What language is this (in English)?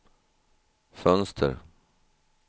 Swedish